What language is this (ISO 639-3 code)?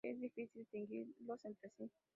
spa